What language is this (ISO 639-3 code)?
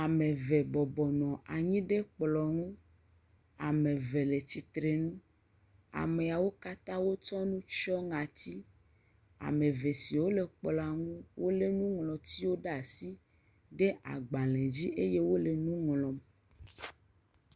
ewe